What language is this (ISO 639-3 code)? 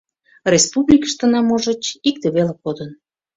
chm